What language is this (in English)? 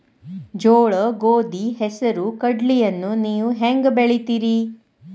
Kannada